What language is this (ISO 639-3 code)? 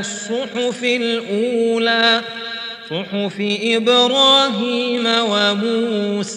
ara